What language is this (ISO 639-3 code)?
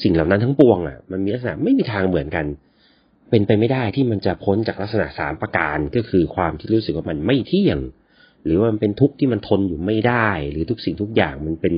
tha